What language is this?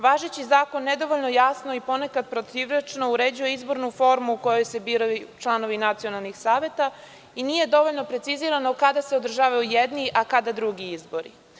Serbian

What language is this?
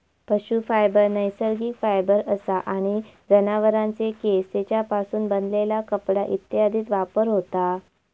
Marathi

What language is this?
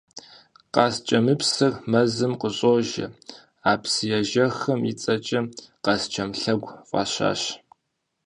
Kabardian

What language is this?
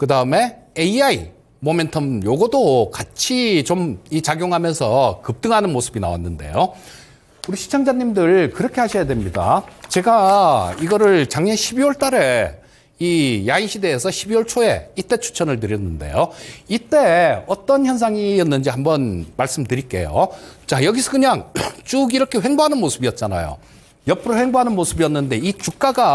Korean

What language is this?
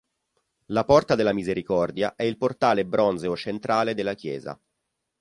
Italian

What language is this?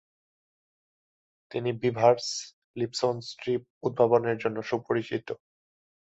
Bangla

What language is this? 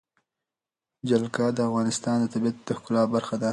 Pashto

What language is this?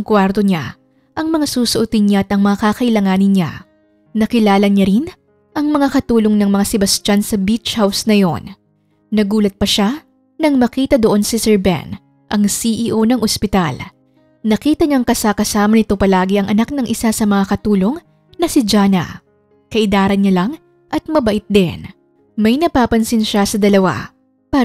Filipino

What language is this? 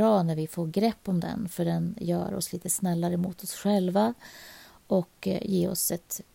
Swedish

